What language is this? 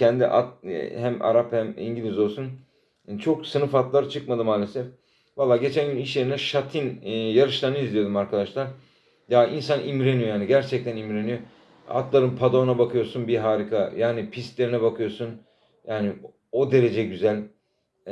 Turkish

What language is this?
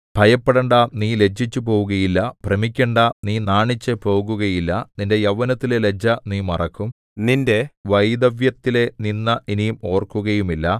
Malayalam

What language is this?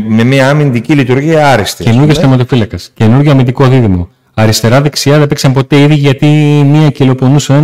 Greek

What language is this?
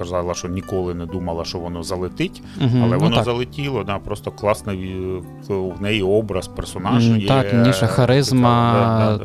Ukrainian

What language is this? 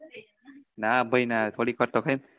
Gujarati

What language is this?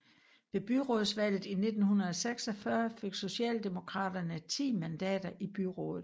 Danish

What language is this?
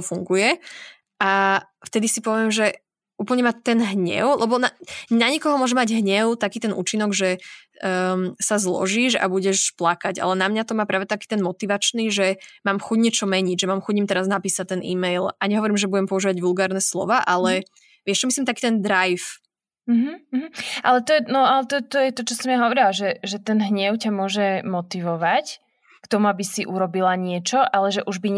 Slovak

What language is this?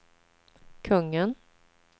Swedish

